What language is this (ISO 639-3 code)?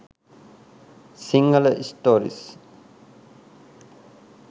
sin